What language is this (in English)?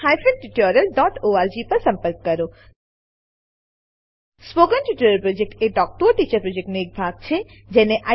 Gujarati